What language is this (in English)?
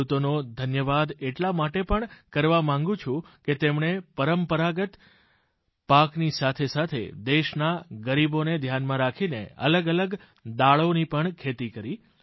Gujarati